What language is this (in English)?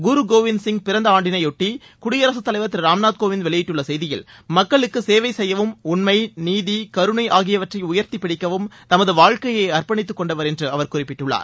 Tamil